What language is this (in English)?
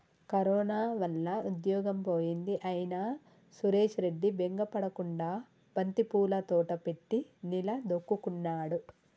Telugu